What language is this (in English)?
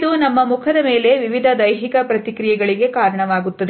Kannada